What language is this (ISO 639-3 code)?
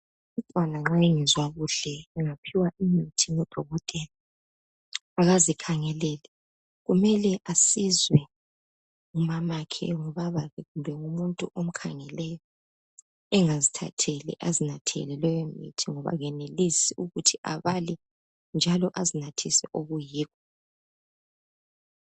nde